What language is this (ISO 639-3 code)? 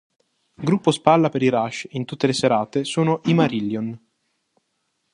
ita